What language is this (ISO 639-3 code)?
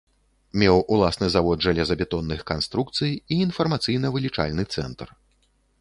bel